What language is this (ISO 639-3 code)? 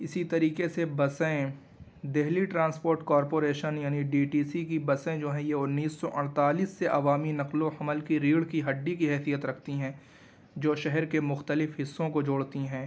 urd